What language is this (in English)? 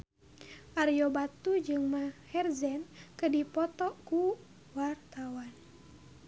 Sundanese